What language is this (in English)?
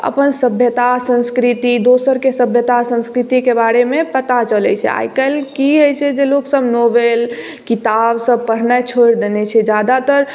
Maithili